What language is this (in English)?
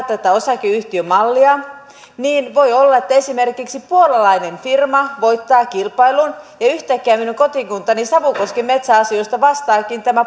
Finnish